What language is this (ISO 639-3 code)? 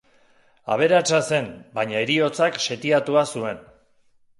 eus